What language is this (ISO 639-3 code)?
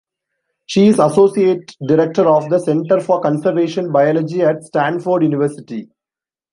eng